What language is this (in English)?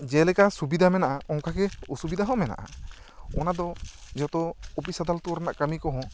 Santali